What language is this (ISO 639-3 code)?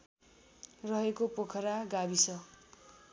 nep